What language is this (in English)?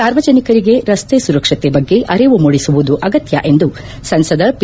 Kannada